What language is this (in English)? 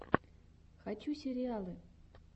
Russian